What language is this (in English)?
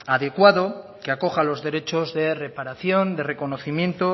Spanish